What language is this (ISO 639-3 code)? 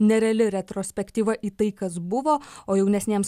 lit